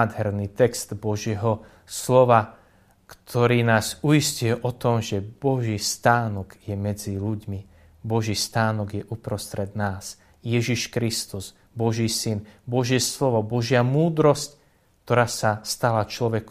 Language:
Slovak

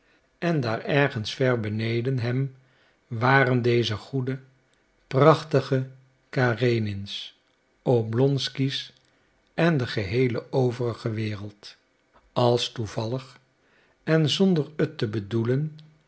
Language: Dutch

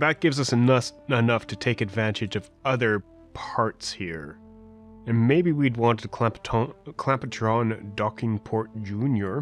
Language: English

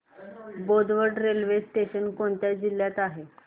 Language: Marathi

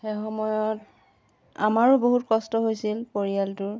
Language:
Assamese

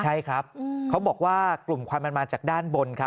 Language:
Thai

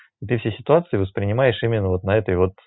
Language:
Russian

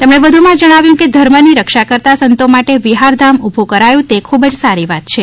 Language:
Gujarati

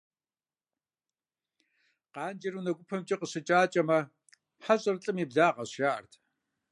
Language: Kabardian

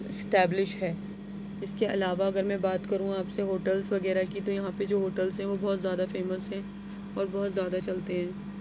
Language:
Urdu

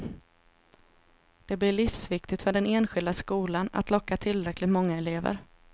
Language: Swedish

